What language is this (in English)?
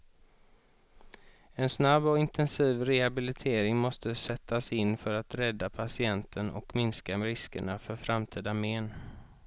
Swedish